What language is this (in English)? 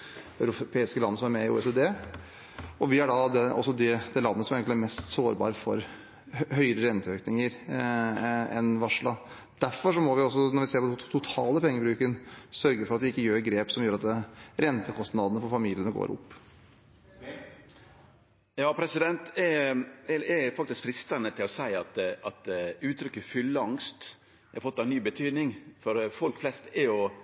Norwegian